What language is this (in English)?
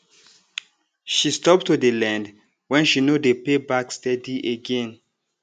Nigerian Pidgin